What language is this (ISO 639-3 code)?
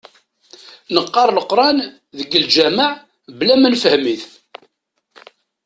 kab